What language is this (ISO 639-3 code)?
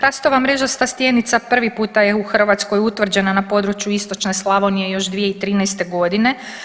hrv